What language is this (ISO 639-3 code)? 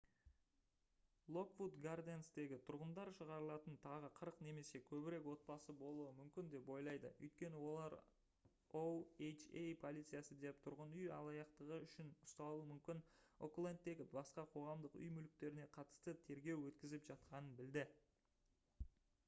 kaz